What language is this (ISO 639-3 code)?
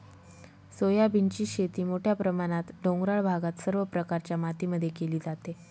mar